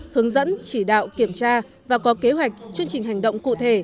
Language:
Vietnamese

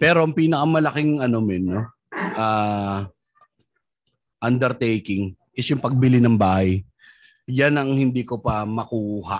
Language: Filipino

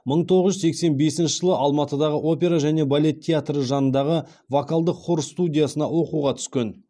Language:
Kazakh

